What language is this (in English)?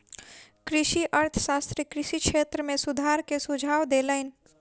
Maithili